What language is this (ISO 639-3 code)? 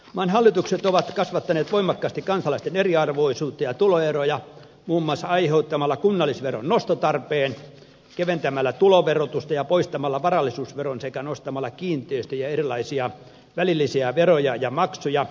fin